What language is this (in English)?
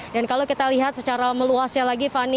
Indonesian